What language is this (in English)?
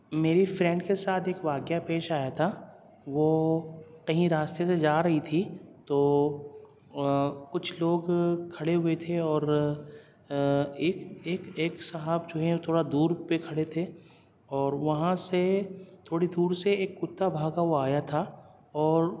Urdu